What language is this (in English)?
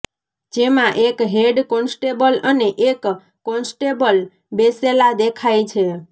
Gujarati